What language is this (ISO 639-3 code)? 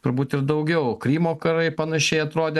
lit